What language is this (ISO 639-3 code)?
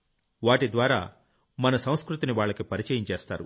tel